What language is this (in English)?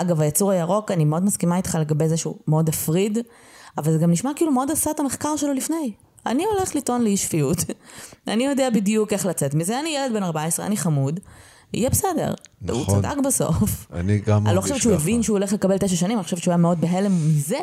Hebrew